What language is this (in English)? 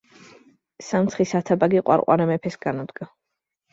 Georgian